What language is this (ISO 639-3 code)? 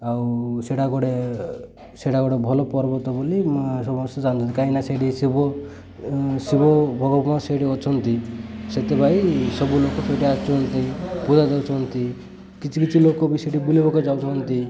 ori